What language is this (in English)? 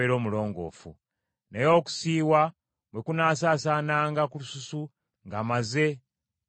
Ganda